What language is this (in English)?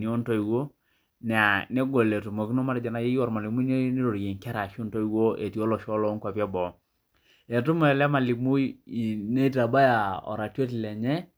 Masai